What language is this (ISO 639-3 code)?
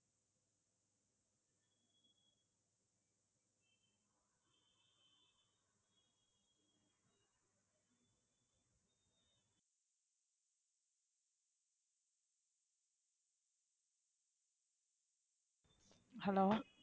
tam